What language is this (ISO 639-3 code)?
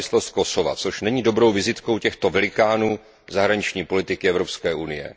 ces